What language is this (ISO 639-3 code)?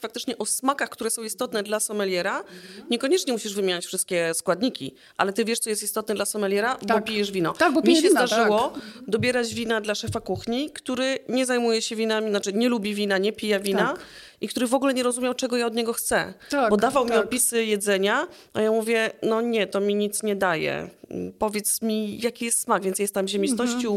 pol